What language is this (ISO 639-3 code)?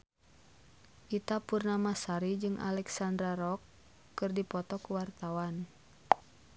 sun